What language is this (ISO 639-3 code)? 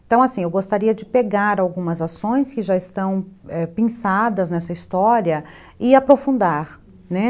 por